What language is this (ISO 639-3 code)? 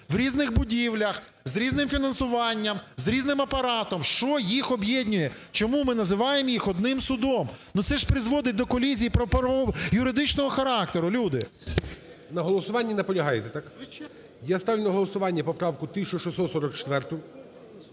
ukr